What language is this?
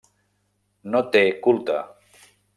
Catalan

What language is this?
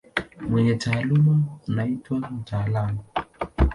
Swahili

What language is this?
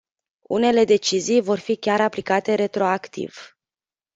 Romanian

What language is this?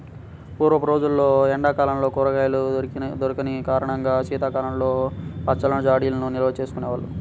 Telugu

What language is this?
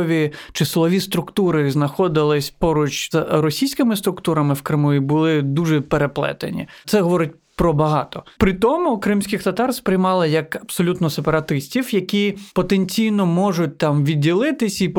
Ukrainian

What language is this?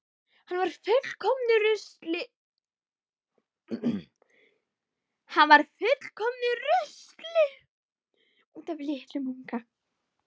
Icelandic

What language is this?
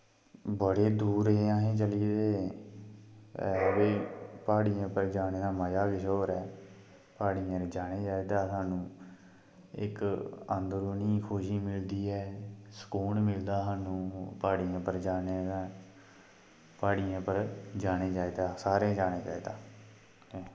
Dogri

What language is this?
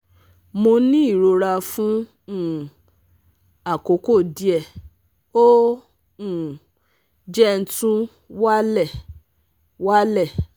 Yoruba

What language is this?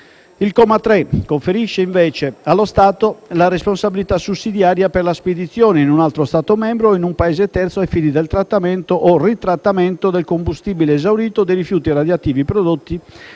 Italian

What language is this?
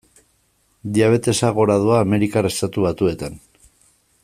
Basque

